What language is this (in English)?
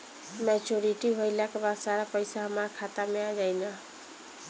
Bhojpuri